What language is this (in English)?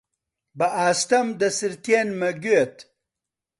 Central Kurdish